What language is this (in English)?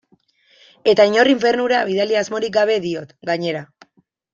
Basque